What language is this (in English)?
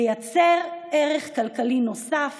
Hebrew